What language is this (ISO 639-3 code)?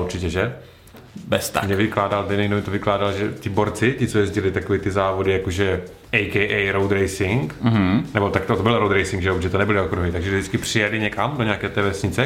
ces